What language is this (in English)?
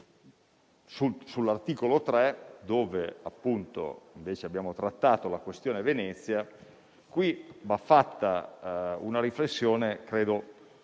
Italian